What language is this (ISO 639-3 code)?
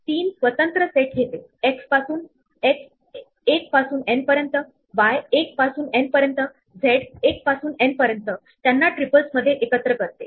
mar